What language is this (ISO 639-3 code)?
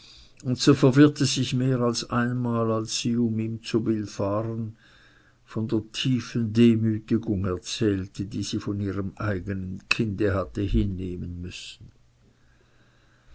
deu